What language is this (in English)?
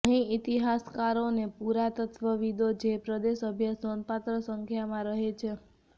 Gujarati